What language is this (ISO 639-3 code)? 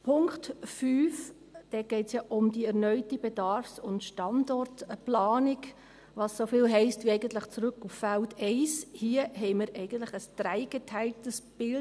gsw